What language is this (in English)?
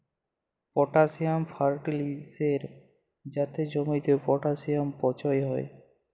Bangla